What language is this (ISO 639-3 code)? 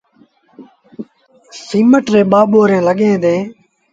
sbn